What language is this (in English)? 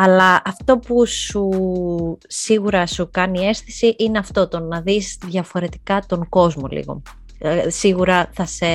Greek